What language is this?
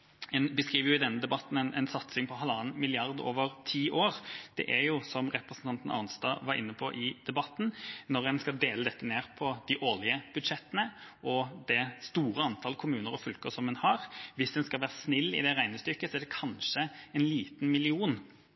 Norwegian Bokmål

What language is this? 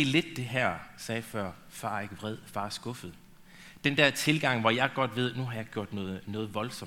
Danish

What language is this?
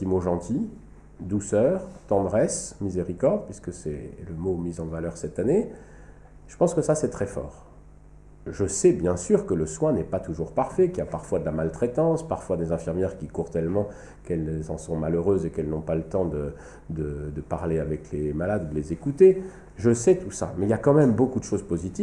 French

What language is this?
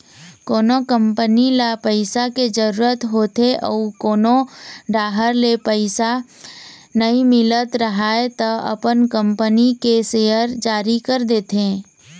Chhattisgarhi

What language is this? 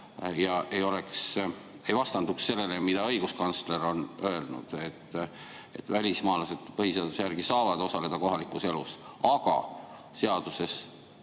Estonian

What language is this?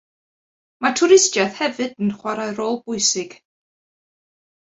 Welsh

